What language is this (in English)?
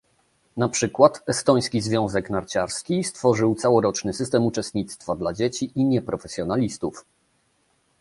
Polish